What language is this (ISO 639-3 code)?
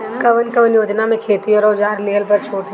bho